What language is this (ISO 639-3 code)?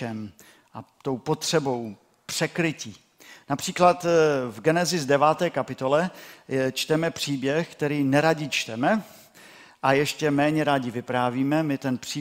ces